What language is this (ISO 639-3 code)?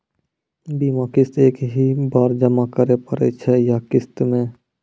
mai